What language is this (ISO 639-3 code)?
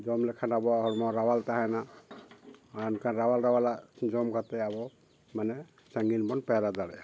sat